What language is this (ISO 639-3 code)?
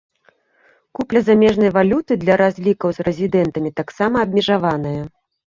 bel